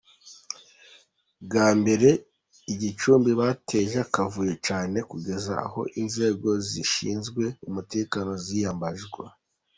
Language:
Kinyarwanda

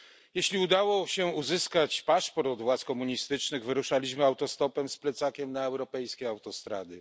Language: Polish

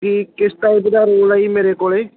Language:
Punjabi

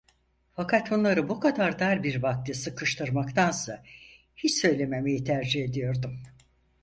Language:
Turkish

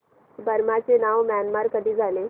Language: Marathi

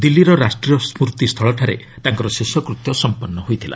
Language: Odia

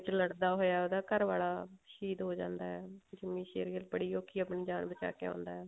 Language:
Punjabi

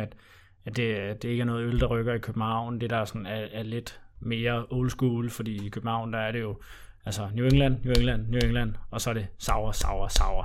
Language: Danish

